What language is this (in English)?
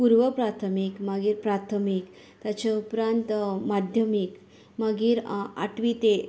Konkani